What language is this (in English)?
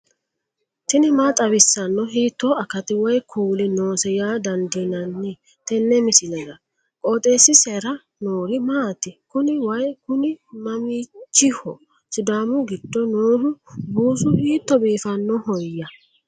Sidamo